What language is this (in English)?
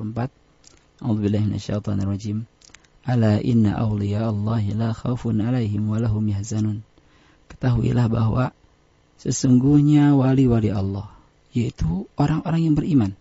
Indonesian